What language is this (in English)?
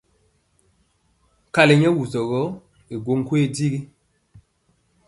Mpiemo